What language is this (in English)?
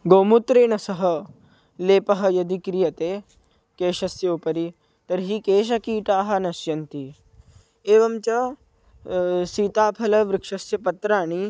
Sanskrit